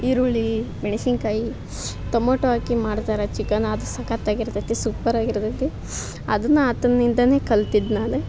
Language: Kannada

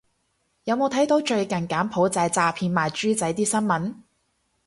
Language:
Cantonese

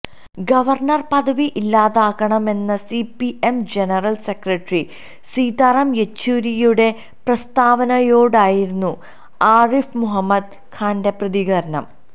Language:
Malayalam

